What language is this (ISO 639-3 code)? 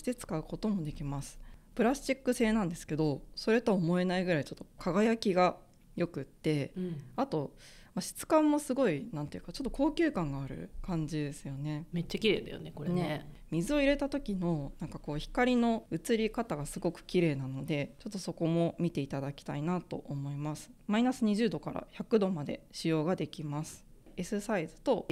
jpn